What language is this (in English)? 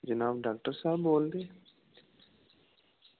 Dogri